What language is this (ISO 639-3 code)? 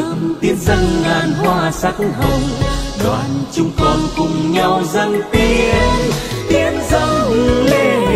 vie